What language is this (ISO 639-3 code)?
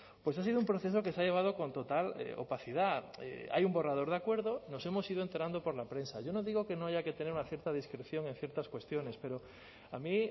spa